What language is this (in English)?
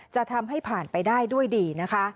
Thai